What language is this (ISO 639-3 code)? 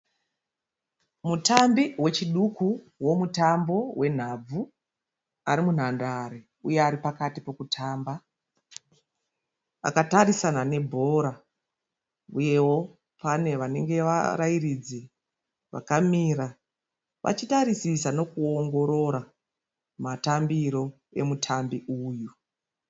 sna